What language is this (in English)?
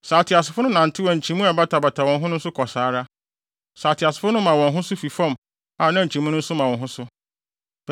Akan